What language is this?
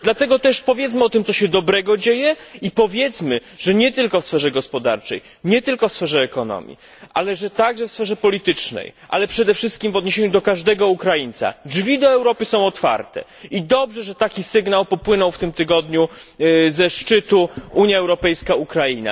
Polish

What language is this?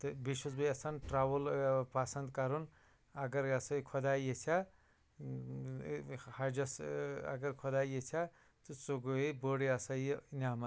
Kashmiri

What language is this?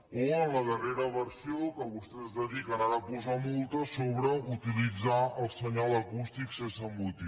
Catalan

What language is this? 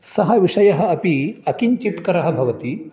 Sanskrit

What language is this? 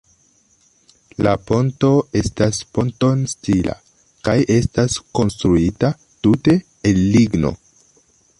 Esperanto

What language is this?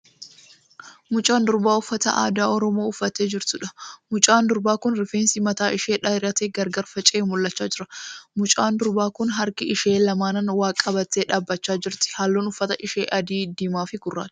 Oromo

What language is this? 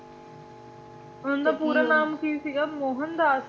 Punjabi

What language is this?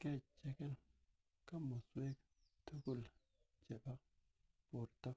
Kalenjin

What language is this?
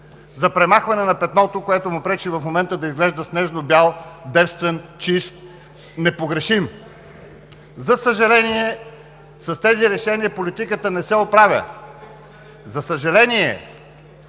Bulgarian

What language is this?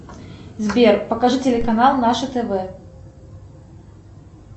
Russian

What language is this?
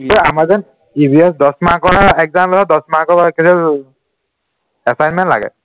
Assamese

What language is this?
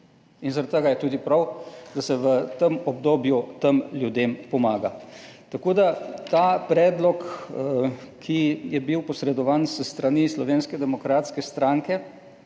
Slovenian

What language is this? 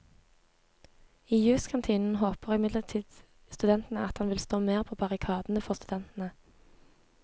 Norwegian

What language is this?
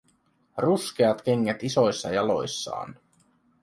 Finnish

